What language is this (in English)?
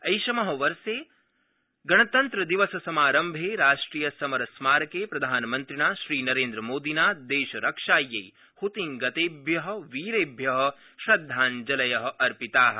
Sanskrit